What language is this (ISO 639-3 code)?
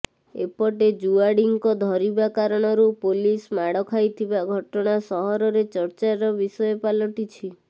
ori